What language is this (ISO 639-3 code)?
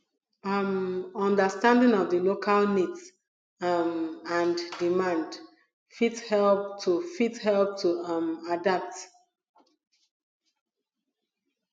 pcm